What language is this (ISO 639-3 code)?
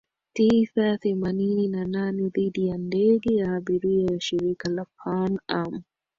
swa